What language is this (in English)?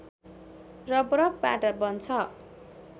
Nepali